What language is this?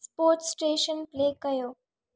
Sindhi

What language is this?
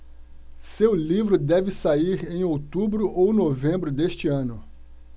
Portuguese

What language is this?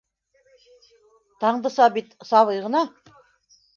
Bashkir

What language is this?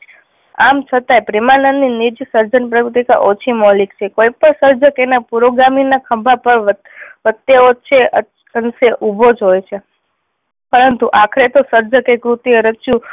Gujarati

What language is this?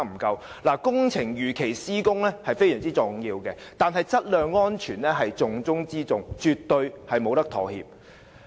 Cantonese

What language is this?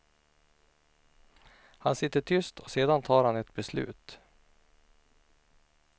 Swedish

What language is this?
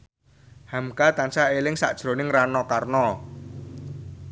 Javanese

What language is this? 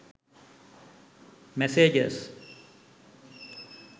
Sinhala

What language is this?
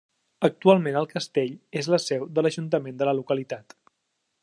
Catalan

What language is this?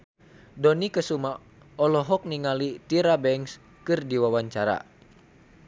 Sundanese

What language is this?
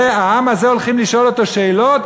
Hebrew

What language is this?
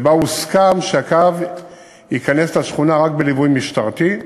Hebrew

